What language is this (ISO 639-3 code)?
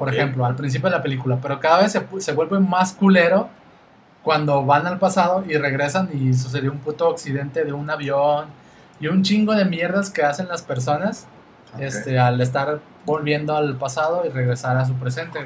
spa